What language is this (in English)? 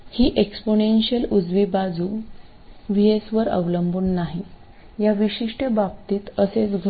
Marathi